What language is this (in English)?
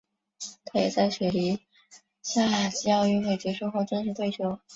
Chinese